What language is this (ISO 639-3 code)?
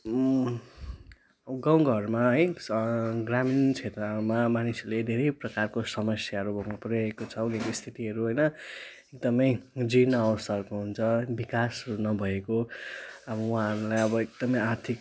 nep